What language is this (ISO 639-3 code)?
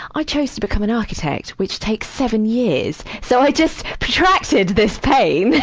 eng